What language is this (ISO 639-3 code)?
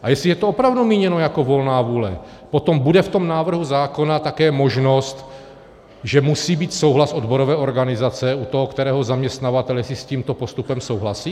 ces